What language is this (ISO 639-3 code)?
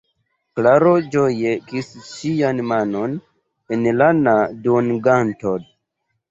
epo